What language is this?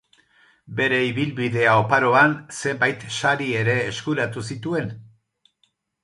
Basque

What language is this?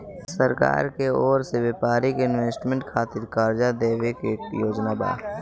Bhojpuri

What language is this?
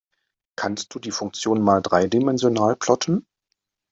German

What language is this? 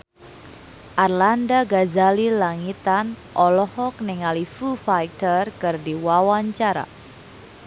Sundanese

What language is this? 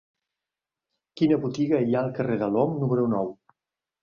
Catalan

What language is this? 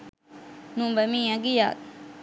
Sinhala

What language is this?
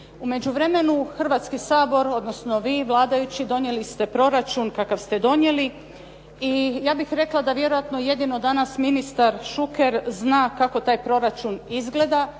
Croatian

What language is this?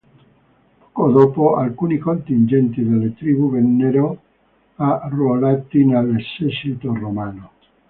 Italian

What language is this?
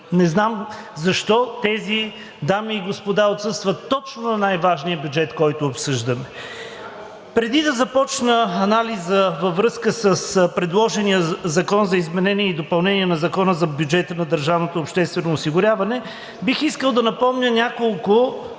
Bulgarian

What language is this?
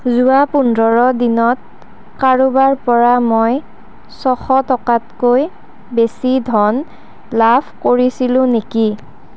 Assamese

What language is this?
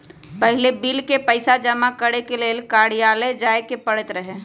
Magahi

